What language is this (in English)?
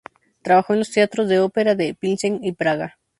Spanish